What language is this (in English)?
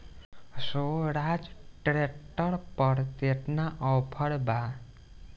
Bhojpuri